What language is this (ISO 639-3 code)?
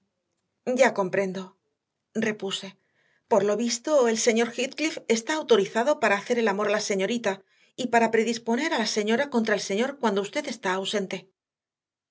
spa